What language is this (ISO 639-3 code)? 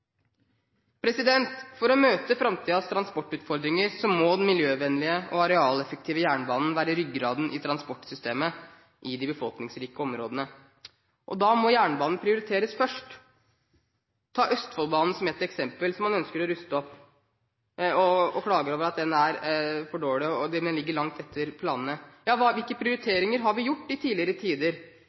nob